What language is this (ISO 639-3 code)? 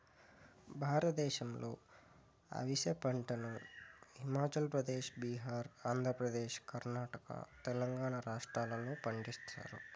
tel